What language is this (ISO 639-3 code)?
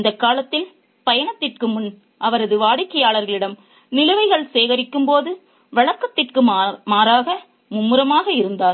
tam